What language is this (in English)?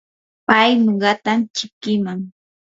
Yanahuanca Pasco Quechua